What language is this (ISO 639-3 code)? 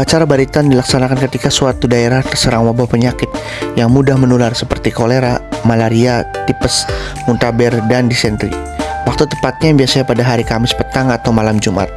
ind